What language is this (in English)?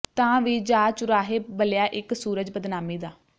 Punjabi